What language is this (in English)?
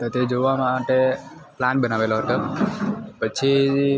Gujarati